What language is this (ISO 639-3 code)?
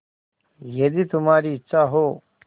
hin